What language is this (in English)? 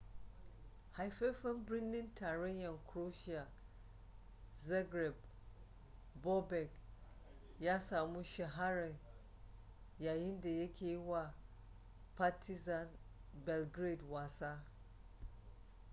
Hausa